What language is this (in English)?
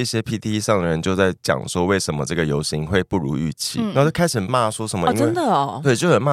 Chinese